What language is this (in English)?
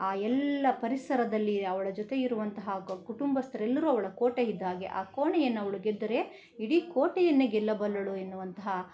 Kannada